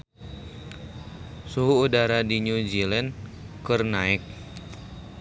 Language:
Sundanese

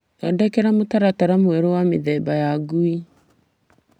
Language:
Kikuyu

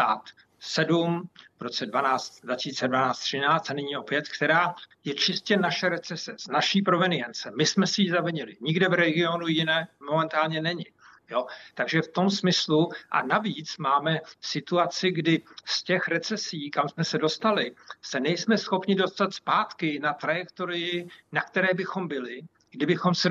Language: Czech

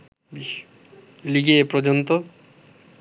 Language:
Bangla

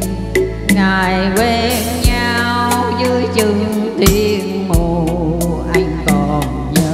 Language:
Vietnamese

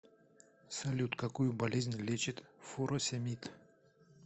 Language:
Russian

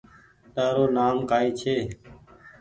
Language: Goaria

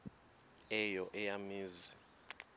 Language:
Xhosa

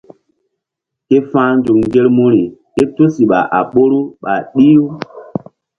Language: Mbum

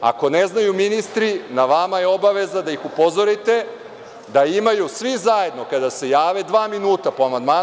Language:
Serbian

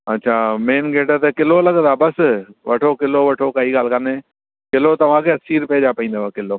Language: Sindhi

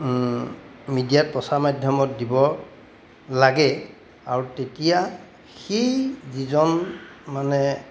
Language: Assamese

